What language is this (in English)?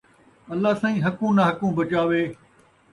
Saraiki